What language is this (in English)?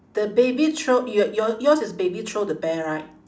English